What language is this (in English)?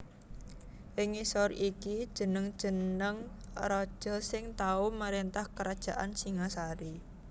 Javanese